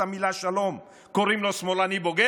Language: Hebrew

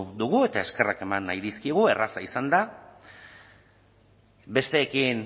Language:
Basque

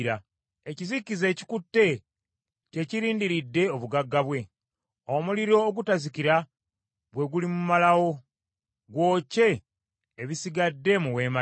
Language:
Ganda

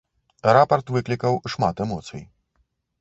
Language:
Belarusian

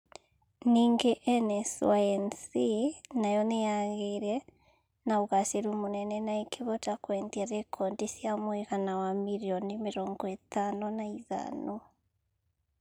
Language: Kikuyu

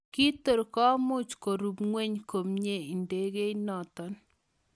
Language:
Kalenjin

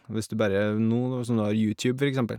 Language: Norwegian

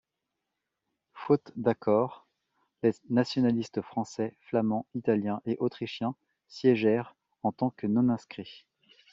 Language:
French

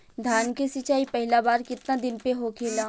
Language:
Bhojpuri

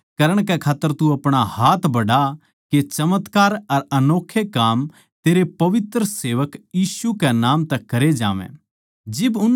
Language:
Haryanvi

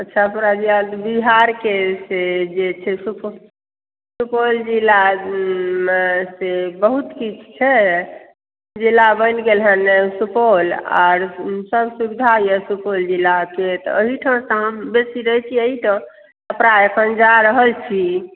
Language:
Maithili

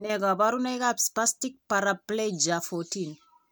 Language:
Kalenjin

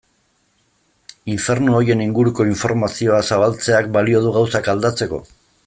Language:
Basque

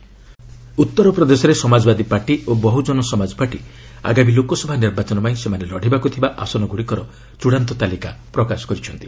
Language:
Odia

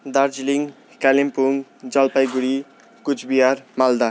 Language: Nepali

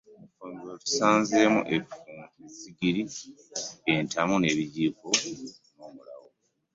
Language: Ganda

